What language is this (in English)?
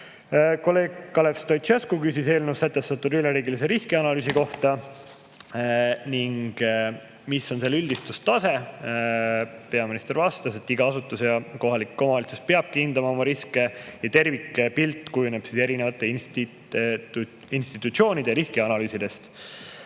Estonian